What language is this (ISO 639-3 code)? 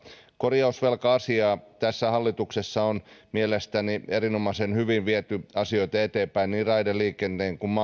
fin